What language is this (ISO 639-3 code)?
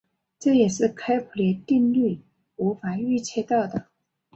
zho